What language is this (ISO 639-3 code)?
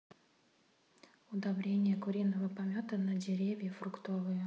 rus